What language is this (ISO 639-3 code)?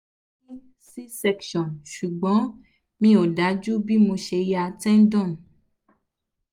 yor